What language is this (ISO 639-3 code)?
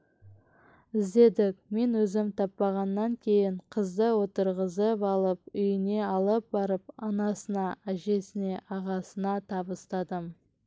kaz